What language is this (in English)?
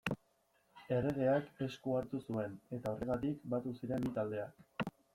Basque